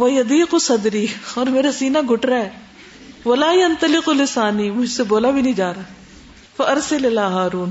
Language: Urdu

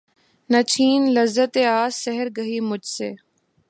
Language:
Urdu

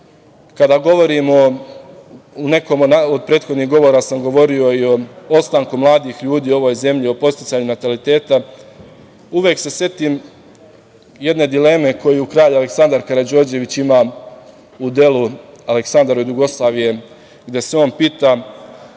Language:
Serbian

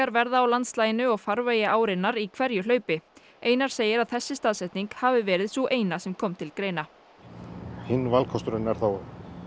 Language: Icelandic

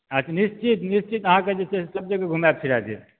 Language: Maithili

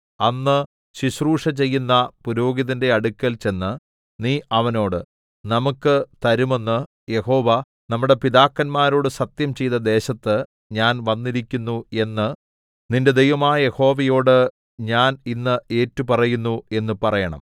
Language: Malayalam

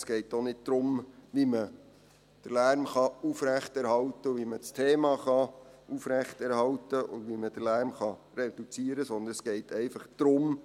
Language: Swiss German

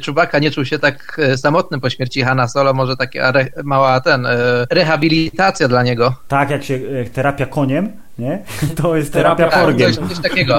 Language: Polish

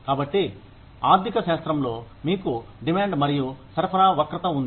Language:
Telugu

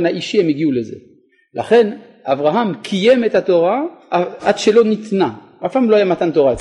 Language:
Hebrew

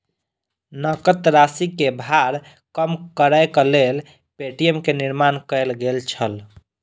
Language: Maithili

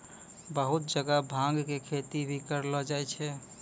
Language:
Maithili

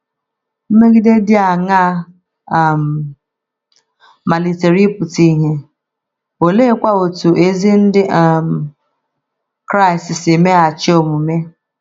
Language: Igbo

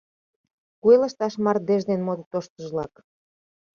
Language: Mari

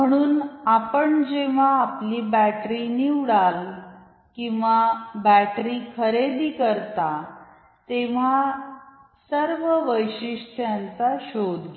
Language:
Marathi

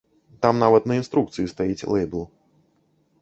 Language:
Belarusian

